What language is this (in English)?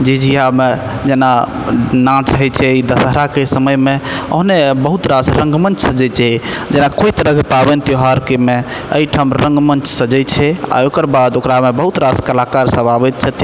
Maithili